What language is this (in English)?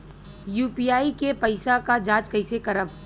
Bhojpuri